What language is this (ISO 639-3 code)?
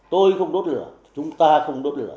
vie